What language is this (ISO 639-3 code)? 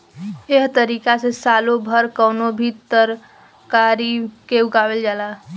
bho